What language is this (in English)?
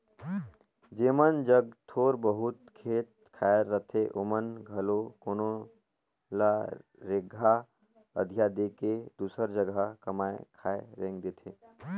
Chhattisgarhi